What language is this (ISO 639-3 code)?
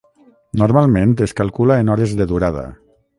cat